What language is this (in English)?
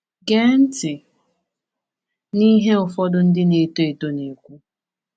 Igbo